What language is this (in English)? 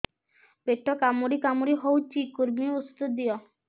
Odia